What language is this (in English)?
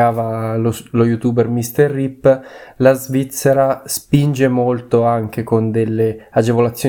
Italian